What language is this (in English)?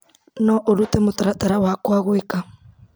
Kikuyu